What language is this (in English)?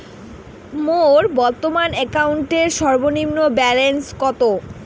Bangla